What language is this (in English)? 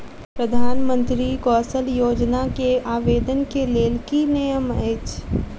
Maithili